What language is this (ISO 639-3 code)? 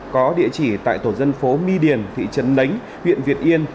vie